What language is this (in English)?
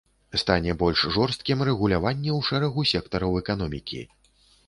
Belarusian